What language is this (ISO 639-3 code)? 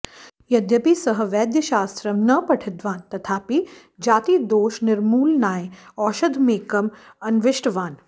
san